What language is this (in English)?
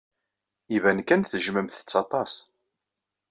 Kabyle